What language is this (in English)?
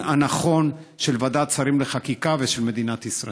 Hebrew